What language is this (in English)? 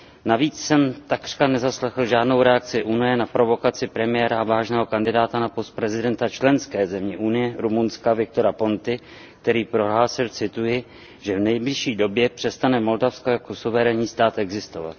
Czech